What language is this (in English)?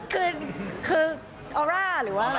Thai